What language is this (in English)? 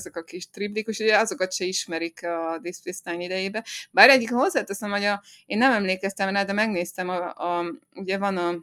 Hungarian